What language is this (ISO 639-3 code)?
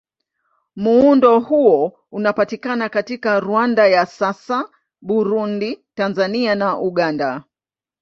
swa